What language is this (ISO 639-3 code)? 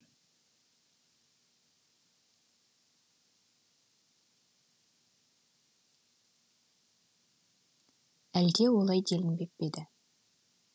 kaz